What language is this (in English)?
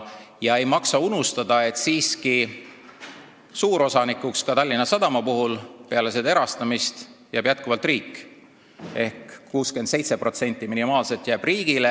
Estonian